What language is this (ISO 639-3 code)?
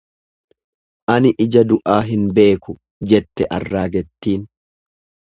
orm